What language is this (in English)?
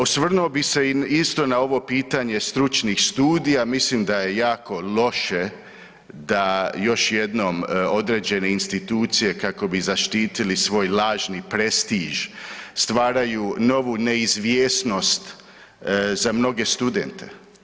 Croatian